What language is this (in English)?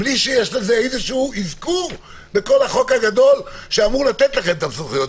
Hebrew